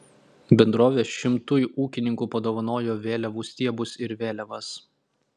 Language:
Lithuanian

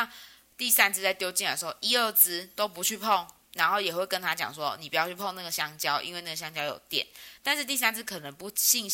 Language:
Chinese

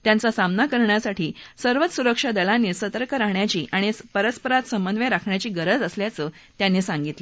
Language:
Marathi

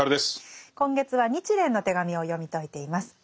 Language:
Japanese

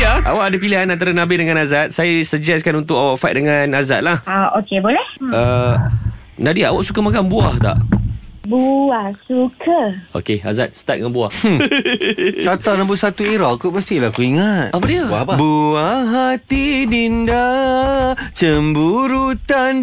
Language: Malay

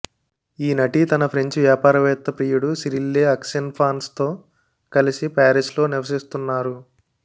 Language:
Telugu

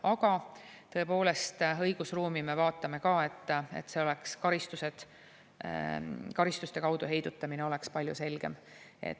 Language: Estonian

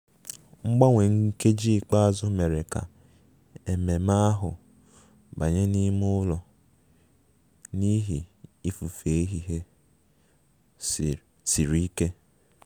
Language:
Igbo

